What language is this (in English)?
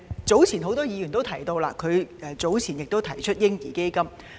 Cantonese